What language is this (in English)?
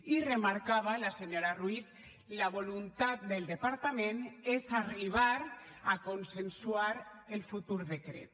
Catalan